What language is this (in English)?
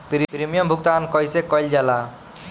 Bhojpuri